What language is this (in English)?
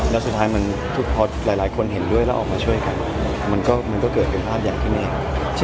Thai